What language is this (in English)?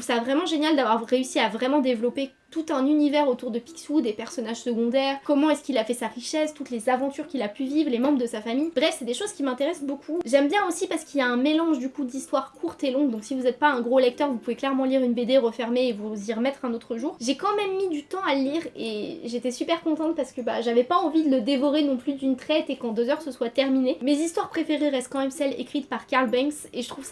French